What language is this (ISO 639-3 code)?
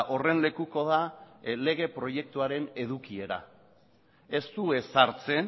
eus